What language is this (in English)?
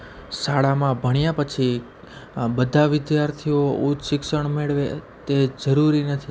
Gujarati